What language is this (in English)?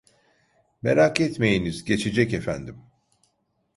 Turkish